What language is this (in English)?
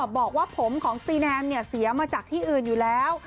Thai